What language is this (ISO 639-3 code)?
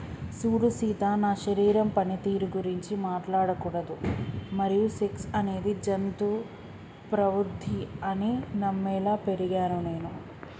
tel